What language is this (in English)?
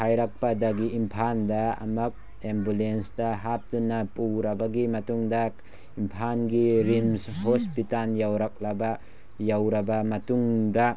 Manipuri